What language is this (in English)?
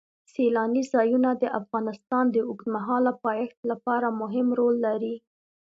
Pashto